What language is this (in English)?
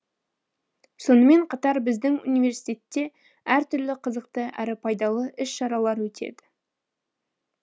Kazakh